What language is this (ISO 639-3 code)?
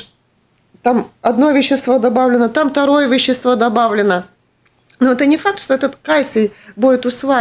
rus